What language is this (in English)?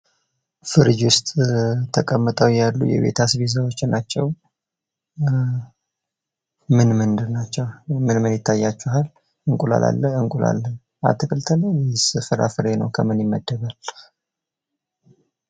Amharic